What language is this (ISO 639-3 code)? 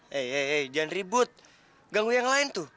ind